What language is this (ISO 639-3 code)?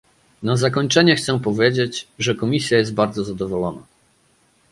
pol